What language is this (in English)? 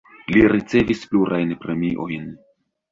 Esperanto